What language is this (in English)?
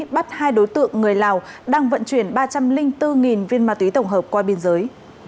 Vietnamese